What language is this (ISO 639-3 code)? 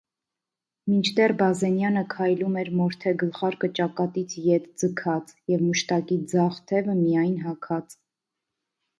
hye